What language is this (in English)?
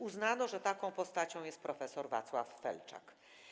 Polish